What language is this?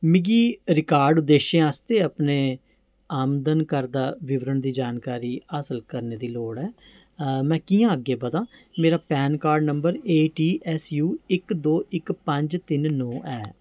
Dogri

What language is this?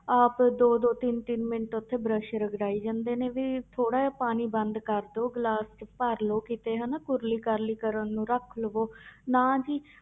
Punjabi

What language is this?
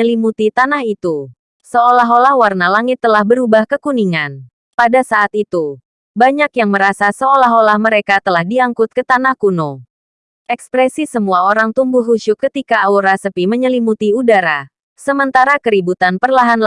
Indonesian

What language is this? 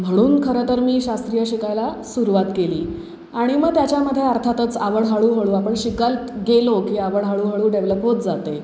Marathi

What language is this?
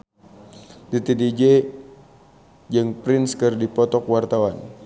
Sundanese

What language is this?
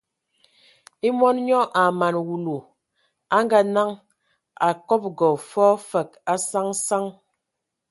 Ewondo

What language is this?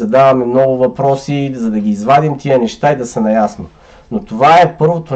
Bulgarian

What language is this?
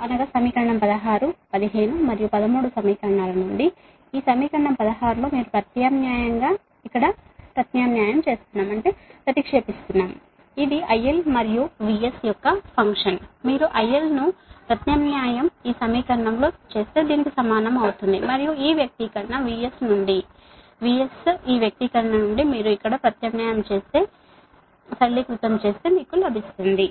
Telugu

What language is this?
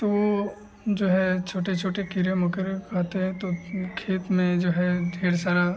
Hindi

